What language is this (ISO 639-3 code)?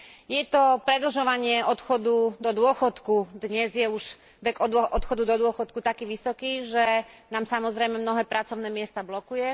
slk